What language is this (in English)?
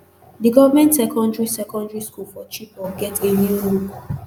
Nigerian Pidgin